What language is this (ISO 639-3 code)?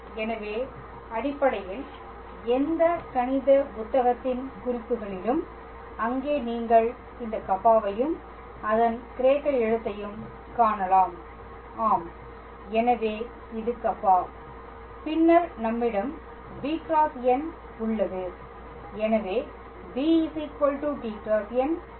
tam